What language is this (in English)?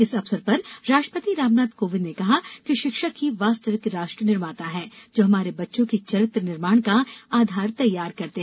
Hindi